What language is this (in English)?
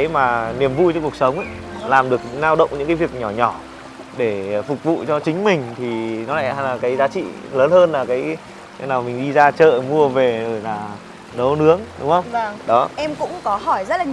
Vietnamese